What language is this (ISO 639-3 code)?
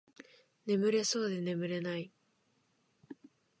jpn